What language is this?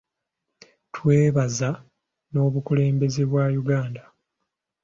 Ganda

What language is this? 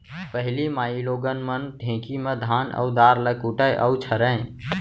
Chhattisgarhi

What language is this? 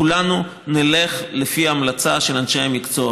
Hebrew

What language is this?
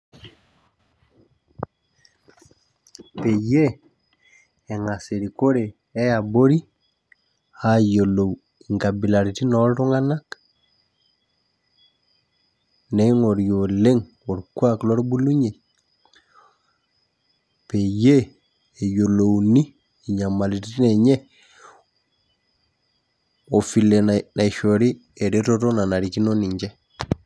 Masai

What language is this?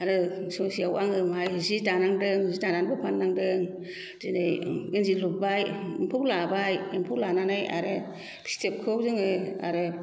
Bodo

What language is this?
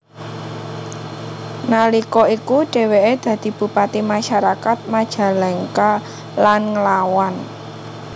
Javanese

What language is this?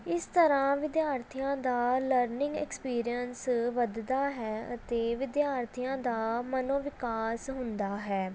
Punjabi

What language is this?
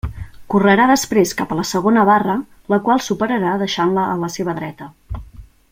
Catalan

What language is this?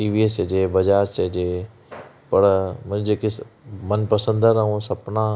Sindhi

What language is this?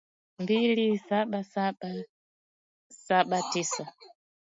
Swahili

